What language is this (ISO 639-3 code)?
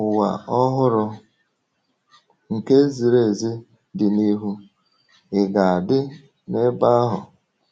ibo